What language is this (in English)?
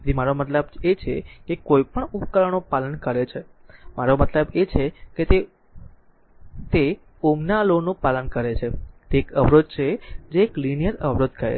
Gujarati